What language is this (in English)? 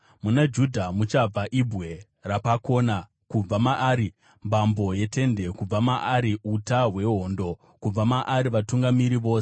Shona